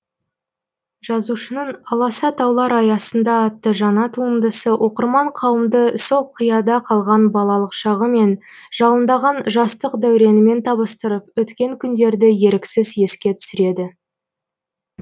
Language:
Kazakh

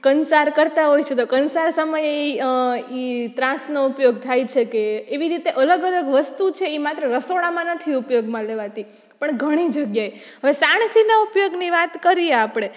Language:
Gujarati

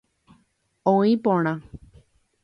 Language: Guarani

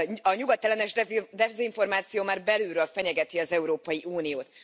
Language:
Hungarian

